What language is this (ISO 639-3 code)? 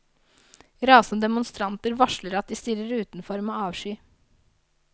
nor